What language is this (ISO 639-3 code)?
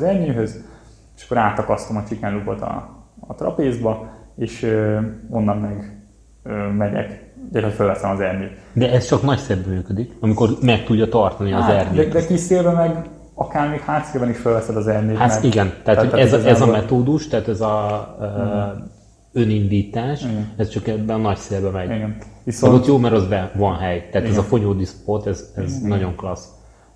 hun